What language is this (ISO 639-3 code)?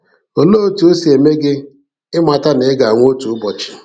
ibo